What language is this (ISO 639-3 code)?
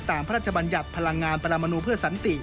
tha